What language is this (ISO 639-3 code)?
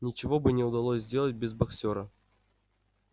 rus